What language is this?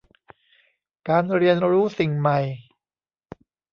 Thai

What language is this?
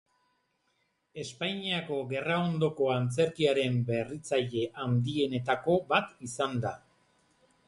Basque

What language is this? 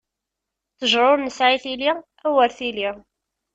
Kabyle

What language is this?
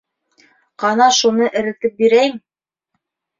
Bashkir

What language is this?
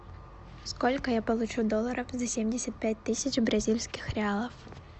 Russian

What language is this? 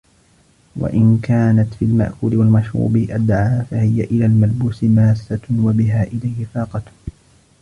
Arabic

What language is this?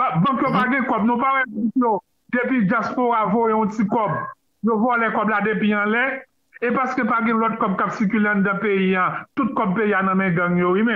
French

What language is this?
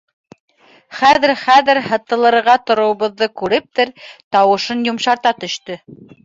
Bashkir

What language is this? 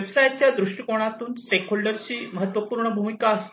Marathi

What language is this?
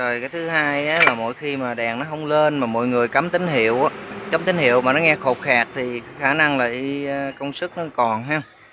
Vietnamese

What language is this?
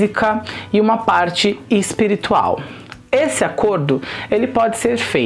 Portuguese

